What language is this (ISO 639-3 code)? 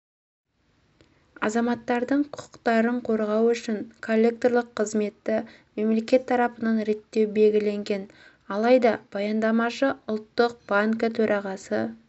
kaz